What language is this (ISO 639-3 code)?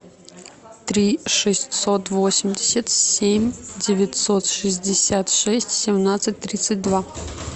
rus